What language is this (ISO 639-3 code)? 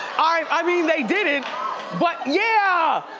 eng